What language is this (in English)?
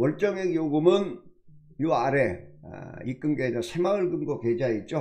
Korean